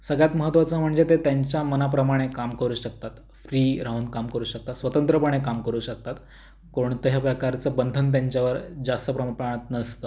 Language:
Marathi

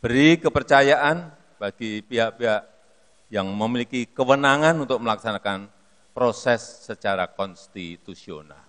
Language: Indonesian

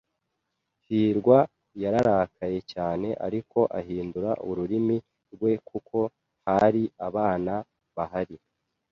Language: Kinyarwanda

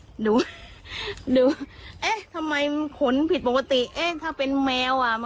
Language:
Thai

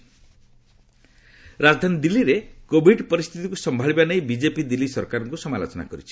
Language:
Odia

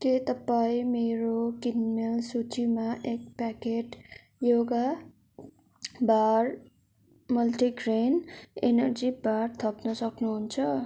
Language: Nepali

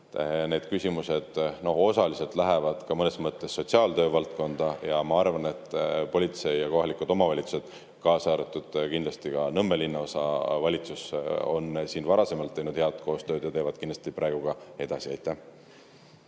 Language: Estonian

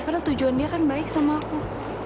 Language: Indonesian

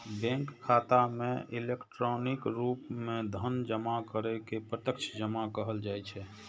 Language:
Maithili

